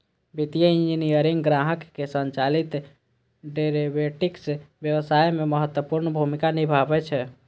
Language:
Maithili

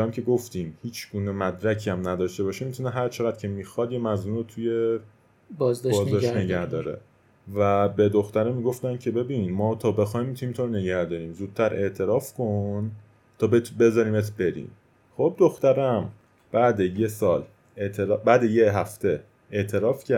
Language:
Persian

